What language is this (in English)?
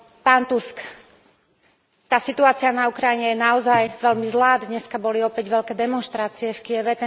Slovak